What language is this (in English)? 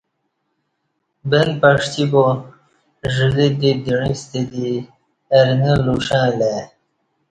Kati